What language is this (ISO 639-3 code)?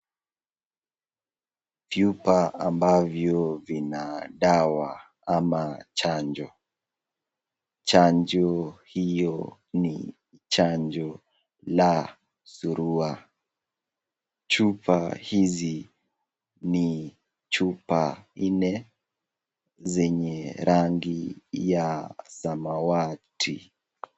swa